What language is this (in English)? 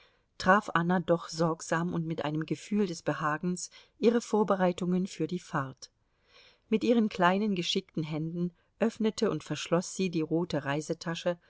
German